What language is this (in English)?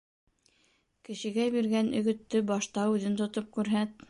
Bashkir